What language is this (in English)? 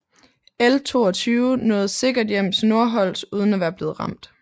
Danish